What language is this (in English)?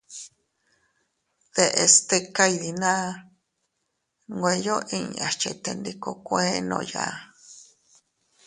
Teutila Cuicatec